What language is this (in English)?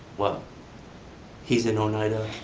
English